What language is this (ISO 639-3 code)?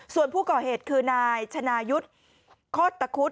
tha